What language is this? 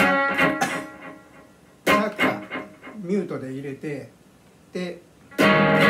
Japanese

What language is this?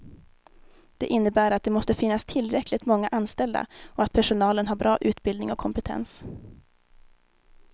Swedish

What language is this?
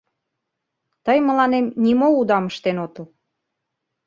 Mari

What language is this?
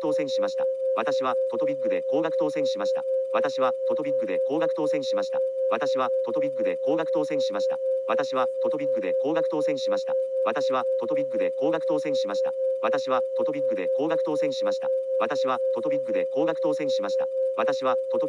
Japanese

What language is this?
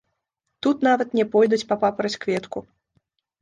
Belarusian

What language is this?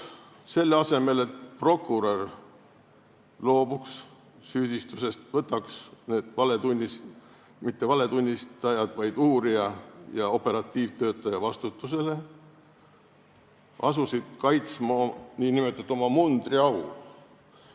Estonian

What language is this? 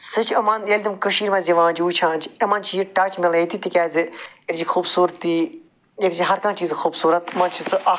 Kashmiri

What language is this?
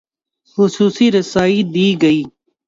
Urdu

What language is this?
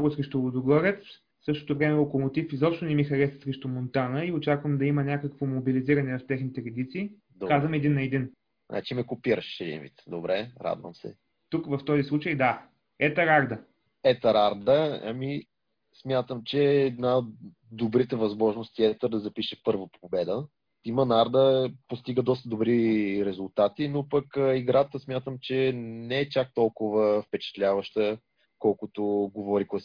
Bulgarian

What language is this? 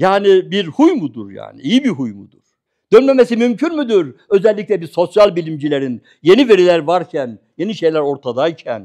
Turkish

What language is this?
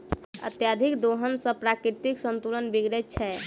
Maithili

